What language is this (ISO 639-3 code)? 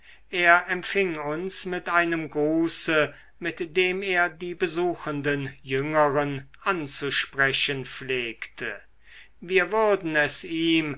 deu